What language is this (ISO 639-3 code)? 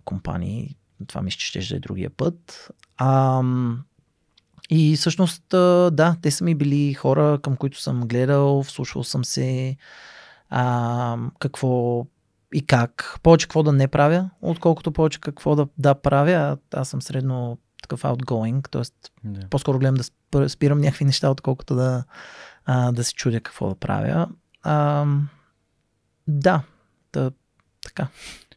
bul